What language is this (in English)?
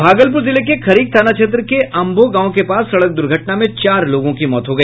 Hindi